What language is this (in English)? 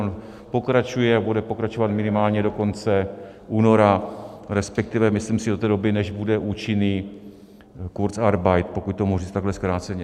Czech